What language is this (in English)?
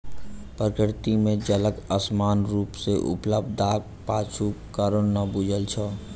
Maithili